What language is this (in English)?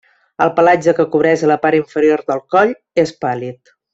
Catalan